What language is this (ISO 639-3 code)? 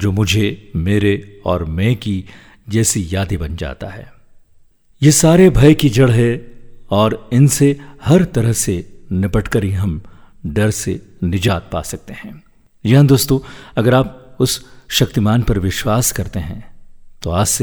hin